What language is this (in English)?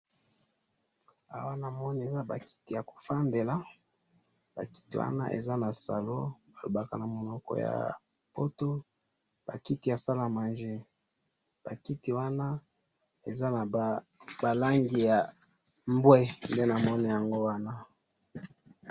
Lingala